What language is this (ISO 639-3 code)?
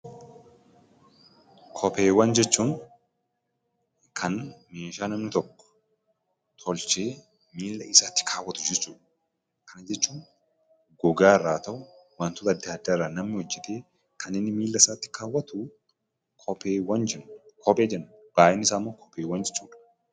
orm